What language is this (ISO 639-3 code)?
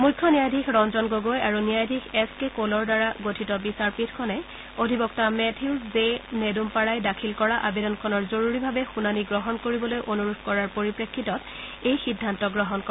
asm